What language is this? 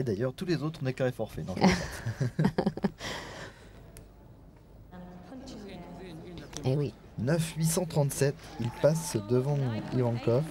French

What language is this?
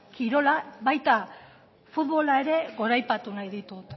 Basque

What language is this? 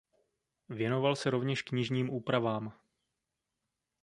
Czech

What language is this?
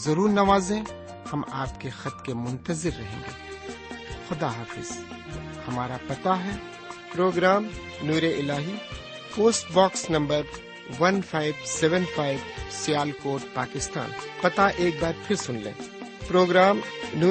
Urdu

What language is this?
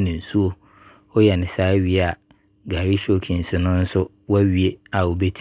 Abron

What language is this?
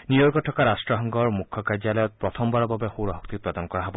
Assamese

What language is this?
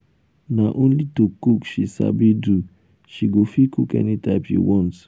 Nigerian Pidgin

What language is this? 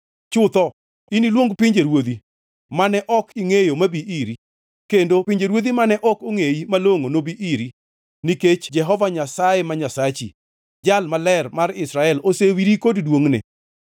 Luo (Kenya and Tanzania)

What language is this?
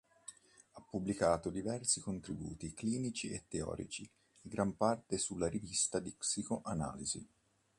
Italian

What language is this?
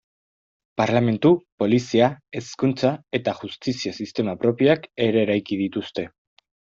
Basque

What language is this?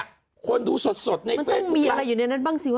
Thai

